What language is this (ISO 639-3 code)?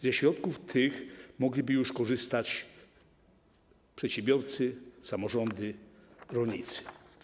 pol